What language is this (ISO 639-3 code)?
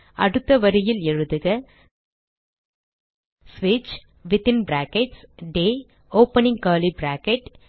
tam